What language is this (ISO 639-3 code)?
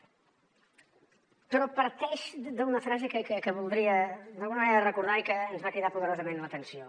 cat